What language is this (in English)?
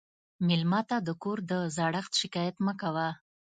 Pashto